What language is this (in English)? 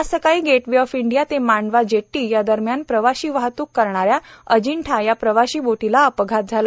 Marathi